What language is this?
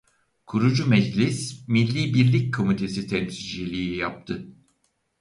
Turkish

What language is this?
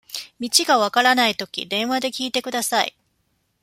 Japanese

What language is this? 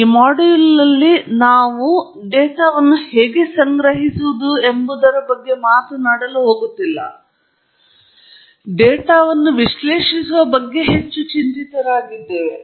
Kannada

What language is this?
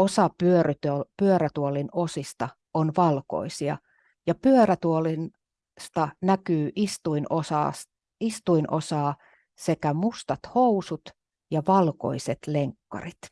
Finnish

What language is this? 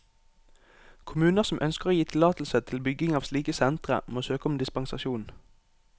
Norwegian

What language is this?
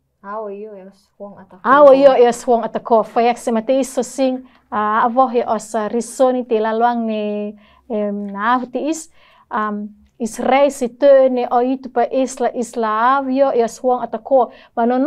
Indonesian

